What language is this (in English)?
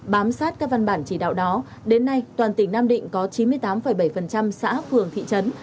Vietnamese